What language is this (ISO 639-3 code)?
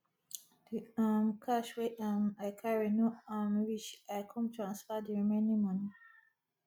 pcm